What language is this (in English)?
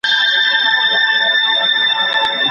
Pashto